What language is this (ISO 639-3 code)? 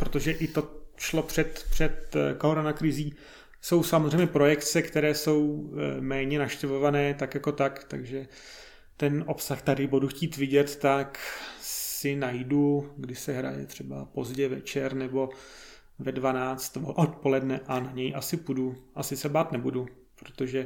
ces